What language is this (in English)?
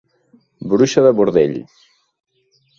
Catalan